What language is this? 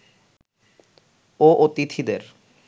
Bangla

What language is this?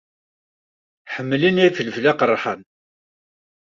Kabyle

